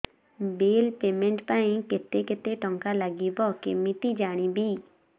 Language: Odia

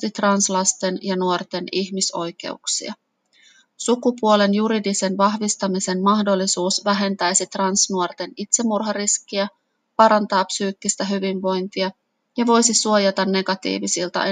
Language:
Finnish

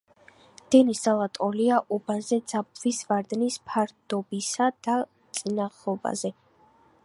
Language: Georgian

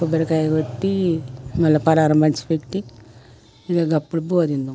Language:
Telugu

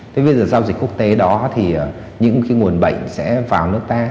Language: Vietnamese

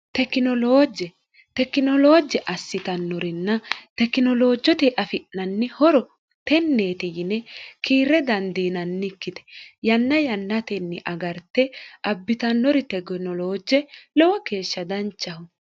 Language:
Sidamo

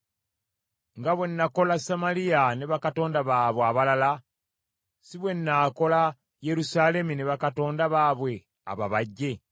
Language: Ganda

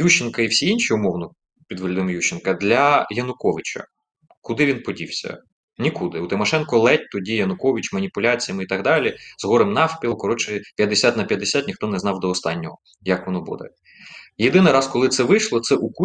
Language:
Ukrainian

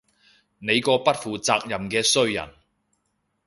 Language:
Cantonese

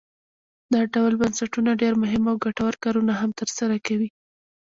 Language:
Pashto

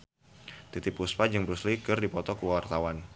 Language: Sundanese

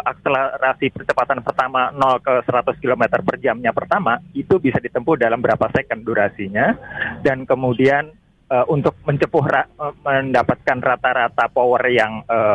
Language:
Indonesian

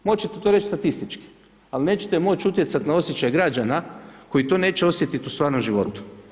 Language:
Croatian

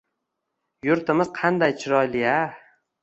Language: Uzbek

